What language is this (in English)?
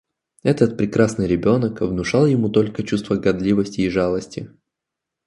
Russian